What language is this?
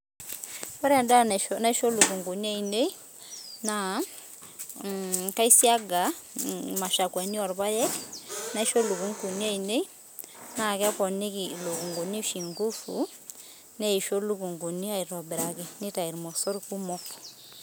Masai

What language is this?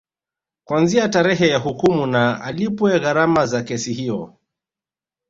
Swahili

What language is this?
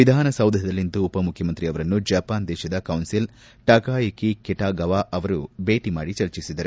Kannada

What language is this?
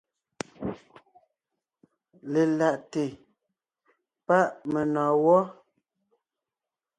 Ngiemboon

